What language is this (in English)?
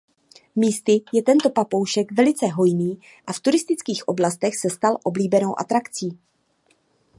Czech